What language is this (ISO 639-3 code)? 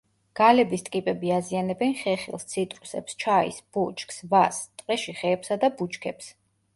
kat